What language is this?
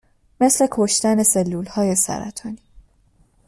Persian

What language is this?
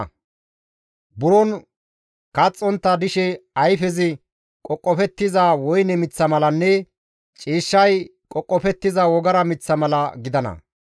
Gamo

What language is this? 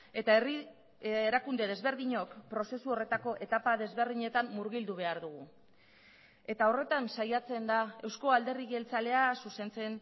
Basque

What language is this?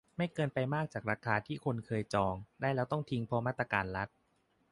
Thai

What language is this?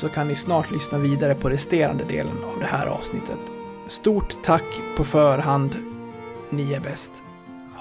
Swedish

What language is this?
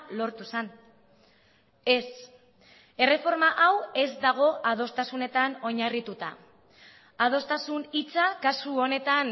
Basque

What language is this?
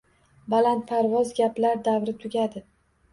Uzbek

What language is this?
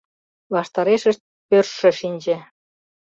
Mari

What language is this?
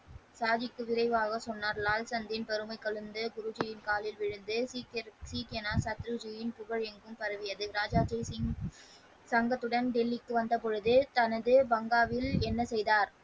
Tamil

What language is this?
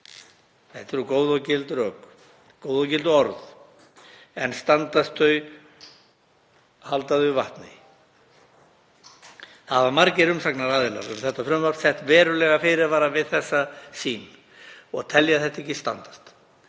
Icelandic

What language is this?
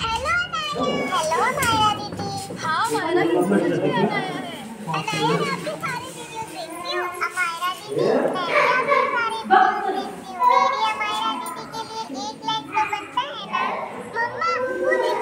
Arabic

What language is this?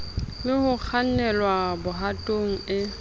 Southern Sotho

